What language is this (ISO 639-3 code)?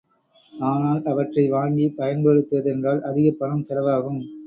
tam